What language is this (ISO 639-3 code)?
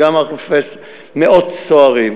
heb